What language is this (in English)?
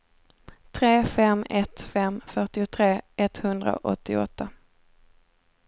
Swedish